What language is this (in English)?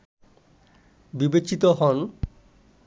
Bangla